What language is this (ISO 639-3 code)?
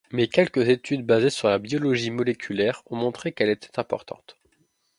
fra